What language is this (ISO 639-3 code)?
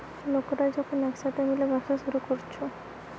ben